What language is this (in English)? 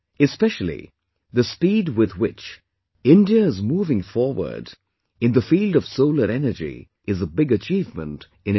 English